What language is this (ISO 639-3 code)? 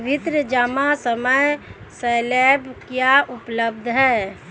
hin